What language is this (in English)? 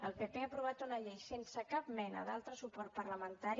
Catalan